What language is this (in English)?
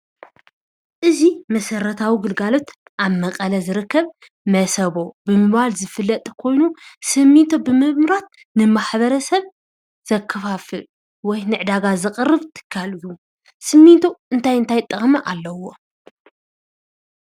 Tigrinya